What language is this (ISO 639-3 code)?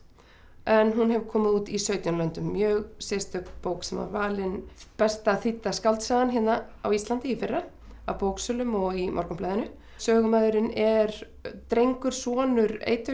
isl